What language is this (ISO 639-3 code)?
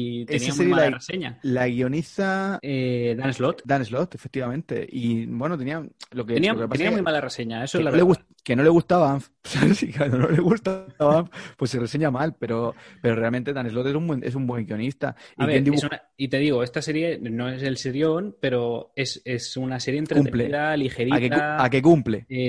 spa